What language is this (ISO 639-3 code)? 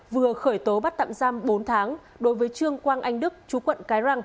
vie